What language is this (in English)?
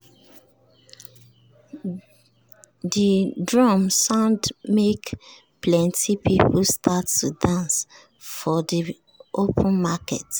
Nigerian Pidgin